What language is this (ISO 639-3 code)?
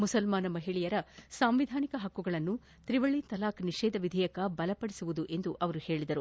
kan